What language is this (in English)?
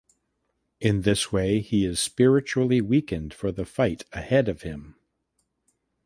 English